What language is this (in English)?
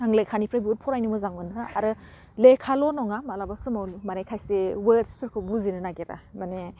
Bodo